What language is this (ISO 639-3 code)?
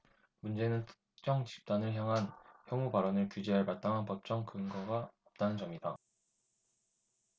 kor